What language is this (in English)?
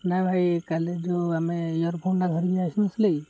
Odia